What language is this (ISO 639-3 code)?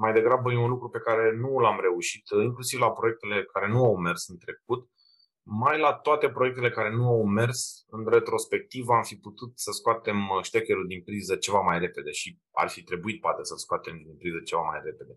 ron